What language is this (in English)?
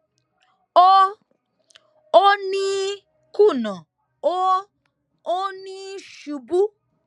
Yoruba